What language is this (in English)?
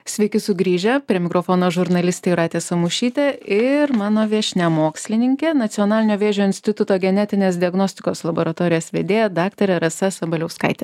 Lithuanian